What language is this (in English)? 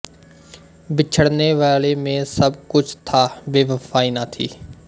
Punjabi